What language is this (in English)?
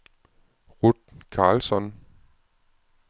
Danish